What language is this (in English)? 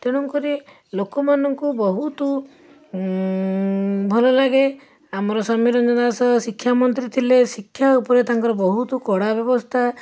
Odia